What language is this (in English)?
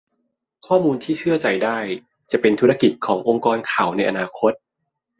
Thai